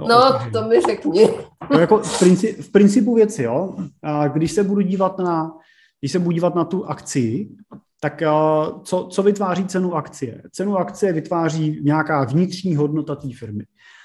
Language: Czech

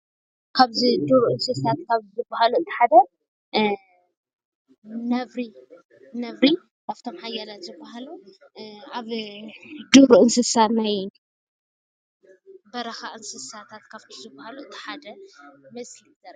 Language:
Tigrinya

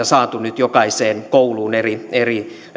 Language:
Finnish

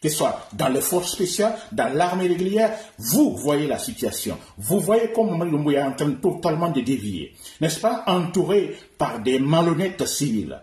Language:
French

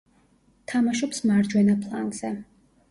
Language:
Georgian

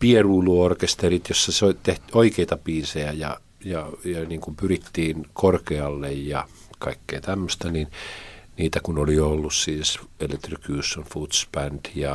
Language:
Finnish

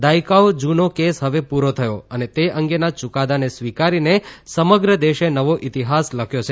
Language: Gujarati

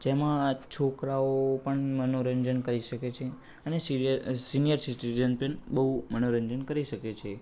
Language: Gujarati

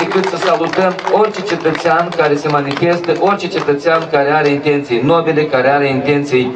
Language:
Romanian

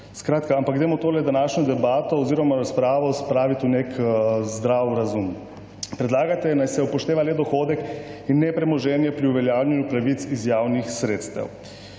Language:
Slovenian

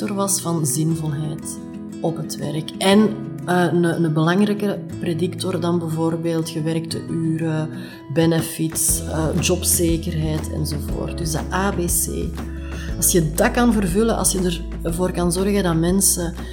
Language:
Dutch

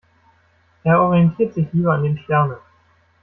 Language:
German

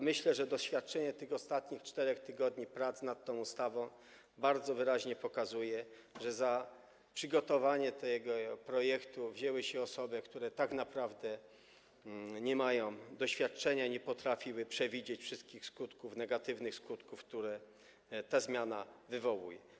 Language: Polish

